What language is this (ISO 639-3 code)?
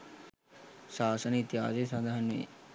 sin